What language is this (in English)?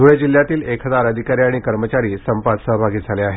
Marathi